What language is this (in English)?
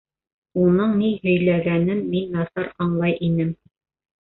Bashkir